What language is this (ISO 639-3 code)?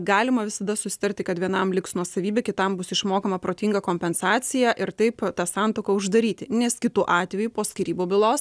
lit